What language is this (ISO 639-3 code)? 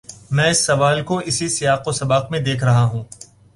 urd